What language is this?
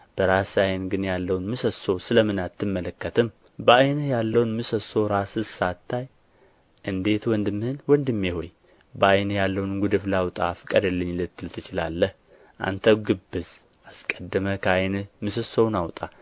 Amharic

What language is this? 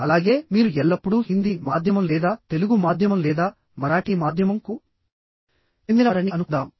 Telugu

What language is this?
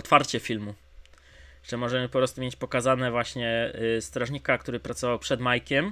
Polish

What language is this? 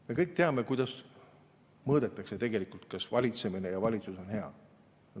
Estonian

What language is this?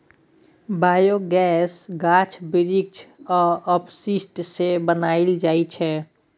Maithili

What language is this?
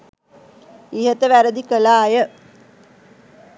Sinhala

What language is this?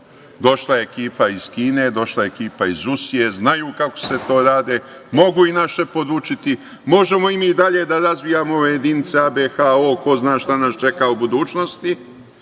Serbian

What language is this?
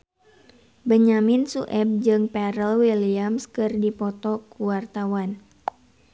Sundanese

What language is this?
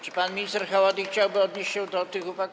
Polish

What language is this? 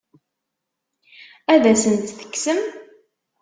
Kabyle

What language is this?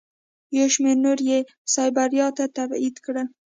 Pashto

